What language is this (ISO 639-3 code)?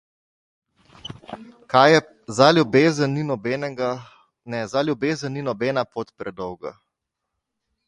slv